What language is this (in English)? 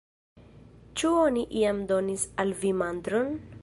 Esperanto